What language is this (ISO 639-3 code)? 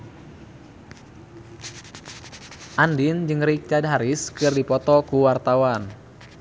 sun